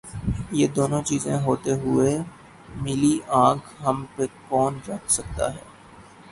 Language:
Urdu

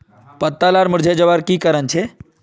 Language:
Magahi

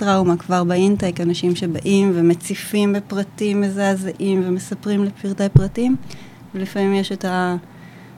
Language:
Hebrew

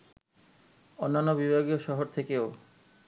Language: Bangla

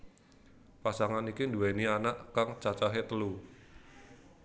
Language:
Javanese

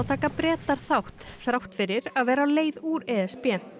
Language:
Icelandic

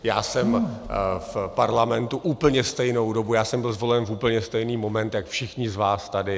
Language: Czech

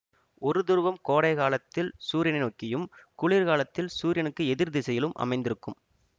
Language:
Tamil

